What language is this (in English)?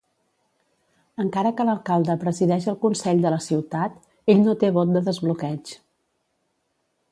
Catalan